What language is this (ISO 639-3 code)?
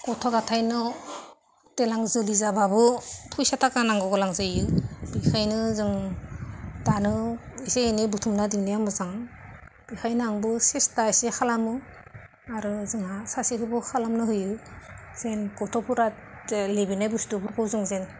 brx